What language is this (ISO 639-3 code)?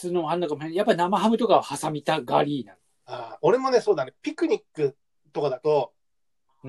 jpn